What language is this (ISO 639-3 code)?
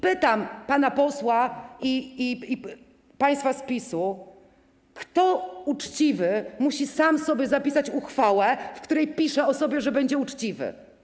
pol